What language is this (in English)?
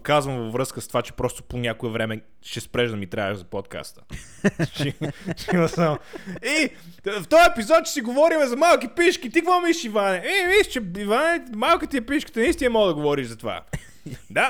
Bulgarian